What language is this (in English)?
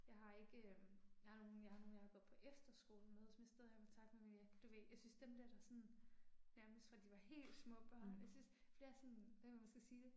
Danish